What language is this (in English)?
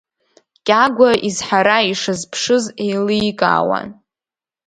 Abkhazian